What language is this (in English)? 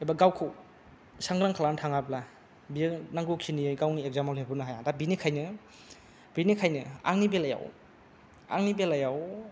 Bodo